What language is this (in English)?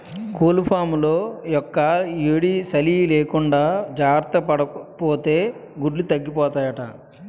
Telugu